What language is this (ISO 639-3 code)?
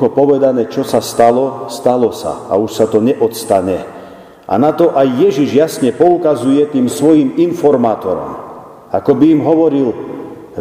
slk